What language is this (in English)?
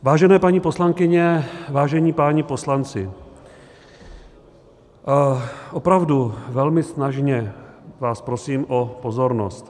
Czech